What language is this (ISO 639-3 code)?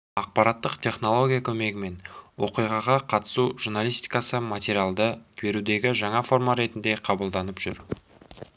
kaz